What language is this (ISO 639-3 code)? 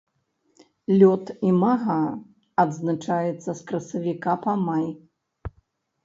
bel